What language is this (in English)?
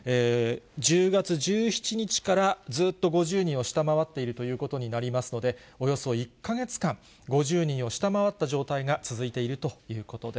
Japanese